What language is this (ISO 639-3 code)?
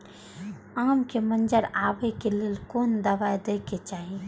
mai